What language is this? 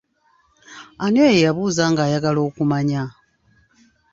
Ganda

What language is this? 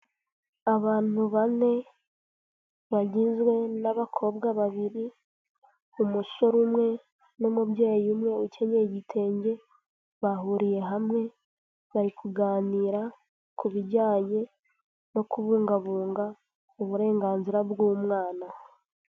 Kinyarwanda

